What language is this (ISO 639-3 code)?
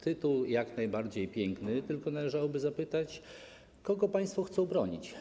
pol